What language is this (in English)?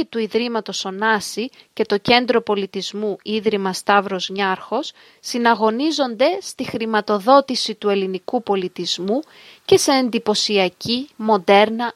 Greek